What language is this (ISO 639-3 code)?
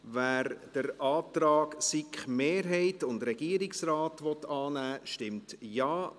gsw